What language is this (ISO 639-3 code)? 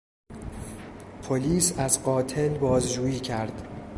fas